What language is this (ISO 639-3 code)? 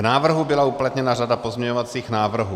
ces